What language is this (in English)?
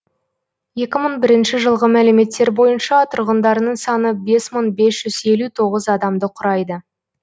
Kazakh